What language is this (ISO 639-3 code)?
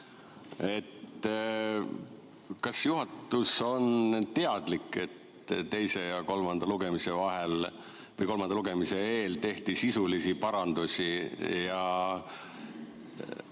est